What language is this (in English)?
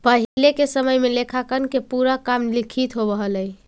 Magahi